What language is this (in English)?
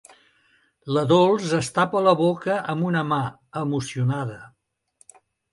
Catalan